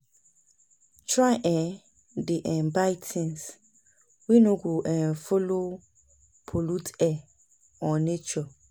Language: Nigerian Pidgin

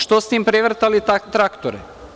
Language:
Serbian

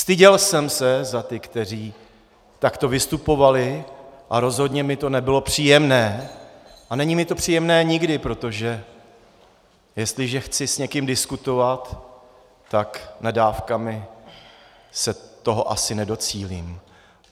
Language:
Czech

